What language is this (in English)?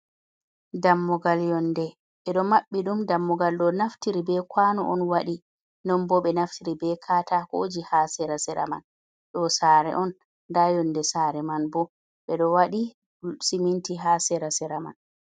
Fula